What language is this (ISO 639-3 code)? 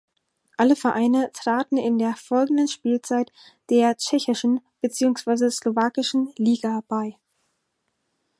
deu